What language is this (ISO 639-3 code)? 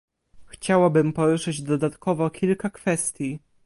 pol